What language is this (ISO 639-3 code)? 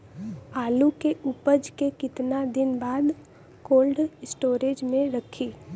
bho